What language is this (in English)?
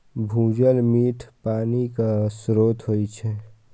Maithili